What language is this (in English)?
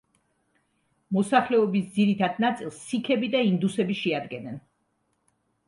Georgian